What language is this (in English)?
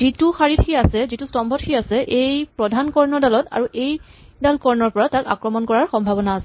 Assamese